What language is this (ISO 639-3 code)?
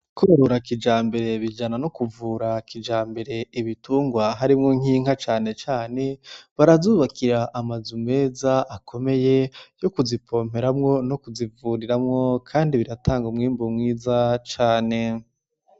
run